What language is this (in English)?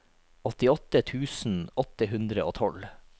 Norwegian